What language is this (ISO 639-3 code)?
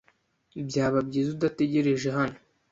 kin